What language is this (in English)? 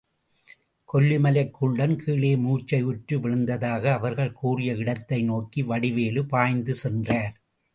Tamil